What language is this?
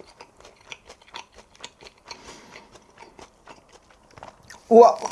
Japanese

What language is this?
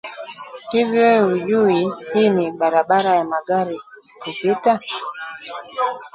Swahili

